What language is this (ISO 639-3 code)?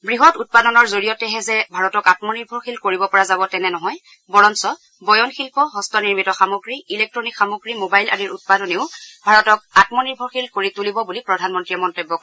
asm